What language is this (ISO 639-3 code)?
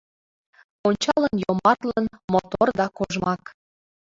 chm